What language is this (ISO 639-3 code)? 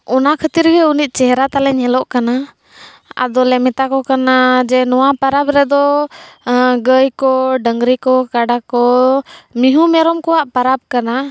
sat